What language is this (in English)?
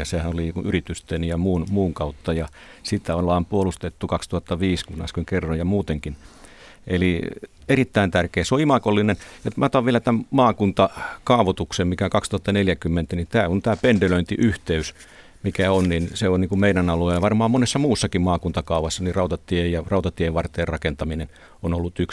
Finnish